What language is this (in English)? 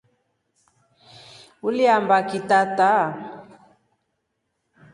Rombo